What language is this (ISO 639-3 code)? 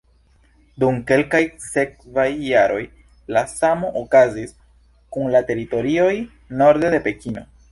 epo